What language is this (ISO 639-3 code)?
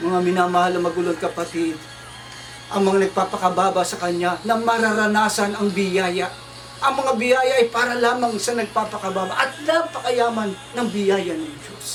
fil